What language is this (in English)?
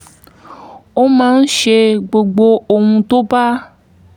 Yoruba